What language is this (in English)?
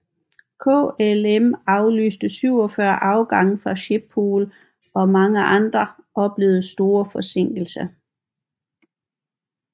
Danish